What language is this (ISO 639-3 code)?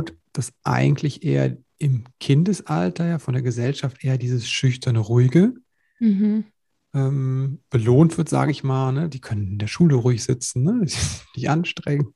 deu